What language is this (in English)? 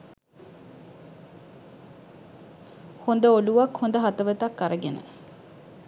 Sinhala